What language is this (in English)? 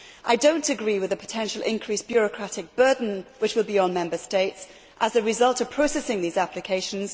English